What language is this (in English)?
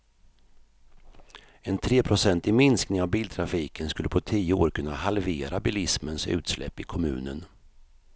Swedish